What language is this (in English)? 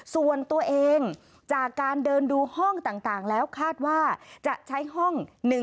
Thai